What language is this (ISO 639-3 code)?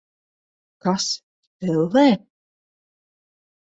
lav